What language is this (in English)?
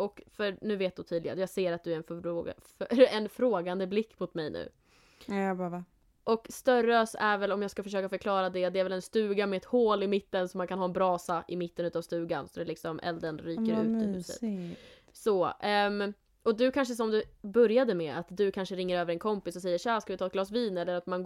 Swedish